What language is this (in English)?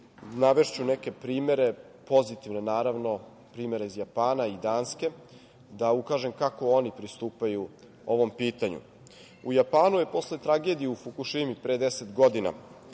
Serbian